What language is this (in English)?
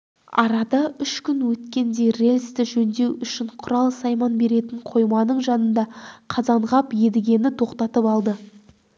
Kazakh